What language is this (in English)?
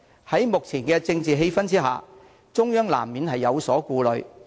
Cantonese